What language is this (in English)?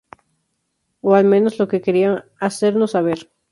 Spanish